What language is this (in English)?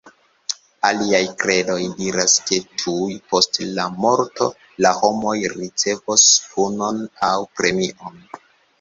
Esperanto